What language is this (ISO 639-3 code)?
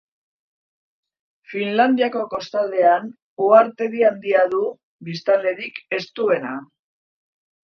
eus